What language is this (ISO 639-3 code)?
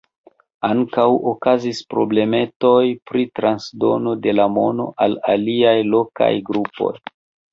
epo